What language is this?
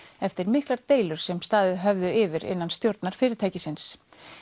Icelandic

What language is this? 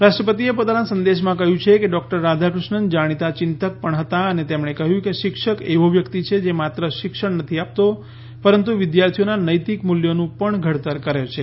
Gujarati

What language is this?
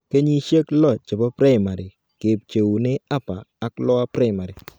Kalenjin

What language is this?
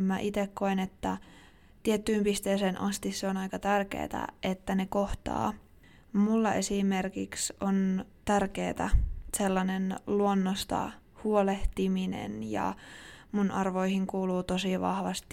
Finnish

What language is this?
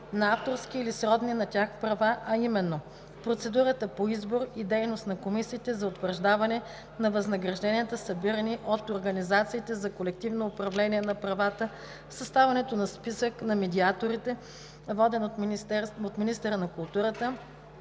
Bulgarian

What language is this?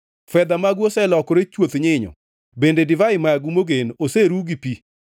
Luo (Kenya and Tanzania)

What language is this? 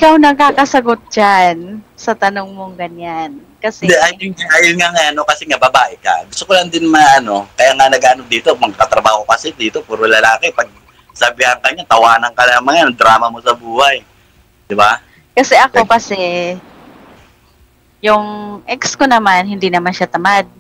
Filipino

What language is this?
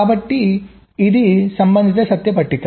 Telugu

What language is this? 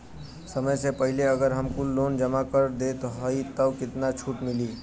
Bhojpuri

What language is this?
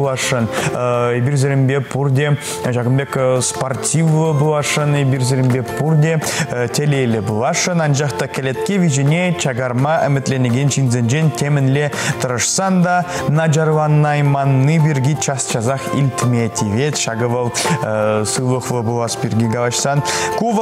Russian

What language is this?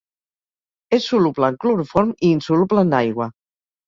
Catalan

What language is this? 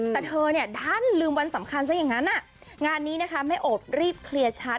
Thai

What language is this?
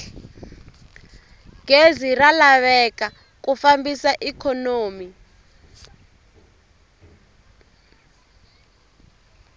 Tsonga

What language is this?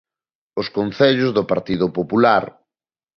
Galician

